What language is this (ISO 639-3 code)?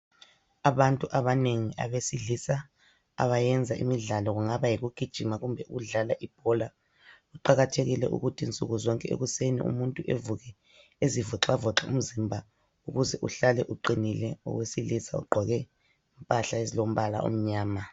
nde